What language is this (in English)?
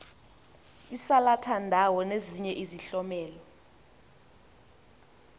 Xhosa